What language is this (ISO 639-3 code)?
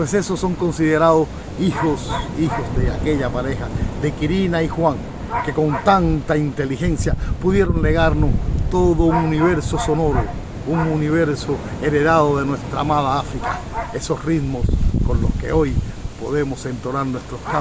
spa